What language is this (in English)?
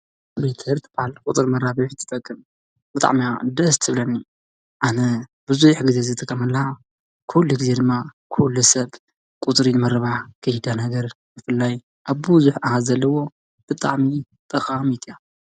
Tigrinya